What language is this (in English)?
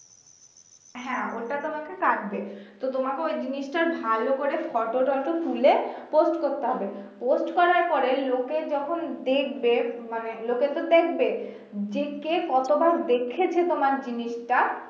Bangla